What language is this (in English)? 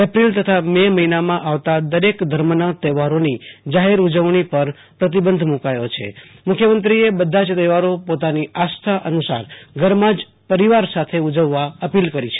Gujarati